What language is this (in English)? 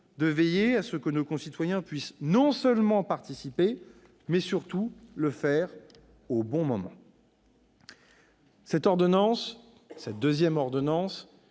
French